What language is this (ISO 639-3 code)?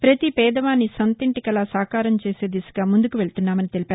tel